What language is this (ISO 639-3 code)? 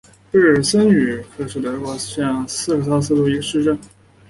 zho